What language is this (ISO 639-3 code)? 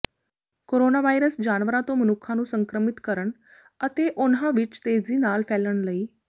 pan